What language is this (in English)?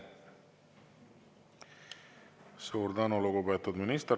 Estonian